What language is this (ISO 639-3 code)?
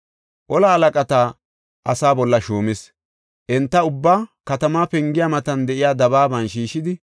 gof